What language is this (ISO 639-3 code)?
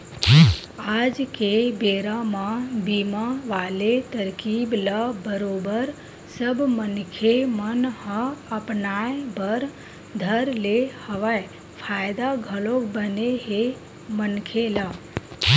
hne